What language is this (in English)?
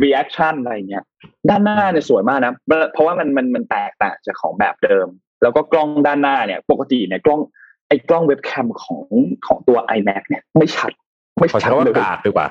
Thai